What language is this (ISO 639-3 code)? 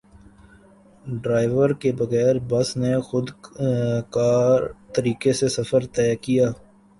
urd